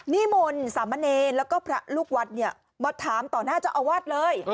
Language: Thai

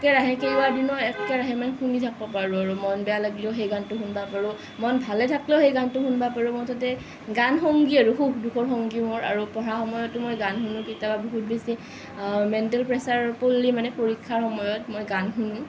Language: Assamese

